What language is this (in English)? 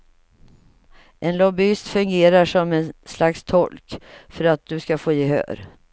Swedish